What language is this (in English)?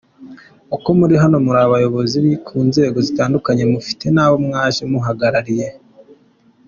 Kinyarwanda